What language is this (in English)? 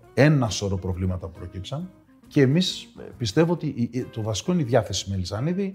Greek